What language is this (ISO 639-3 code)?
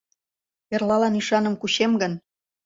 chm